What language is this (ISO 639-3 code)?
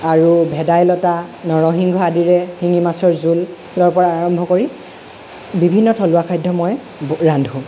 asm